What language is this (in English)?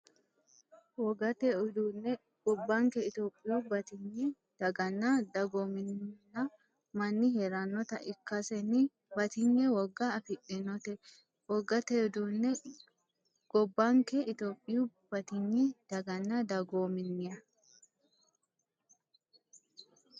Sidamo